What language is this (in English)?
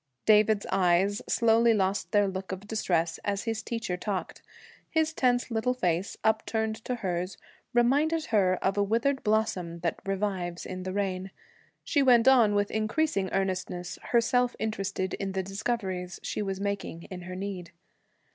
English